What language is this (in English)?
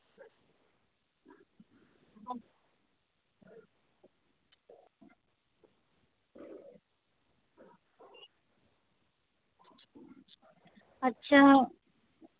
Santali